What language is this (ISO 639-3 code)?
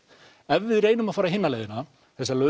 isl